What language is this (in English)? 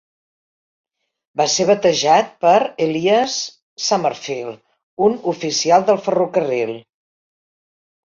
Catalan